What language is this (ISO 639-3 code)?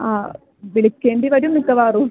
mal